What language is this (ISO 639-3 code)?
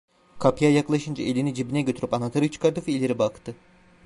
tur